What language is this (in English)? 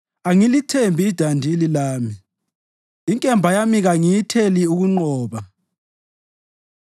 North Ndebele